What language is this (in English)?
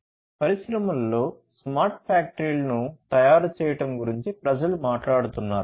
Telugu